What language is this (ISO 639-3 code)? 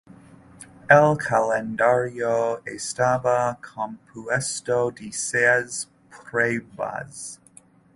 spa